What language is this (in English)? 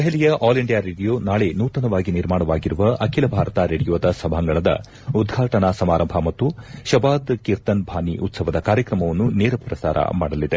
Kannada